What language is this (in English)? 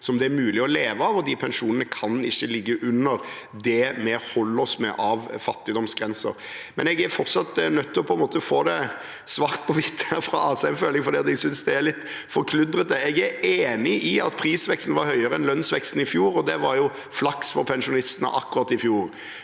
Norwegian